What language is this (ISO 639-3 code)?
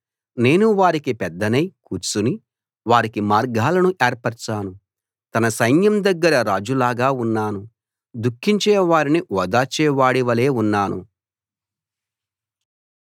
tel